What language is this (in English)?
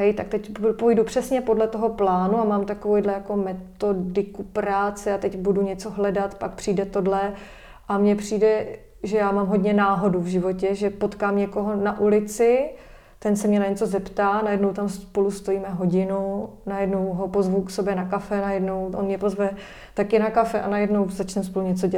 Czech